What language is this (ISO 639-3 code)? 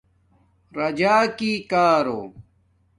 dmk